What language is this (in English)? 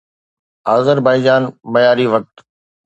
Sindhi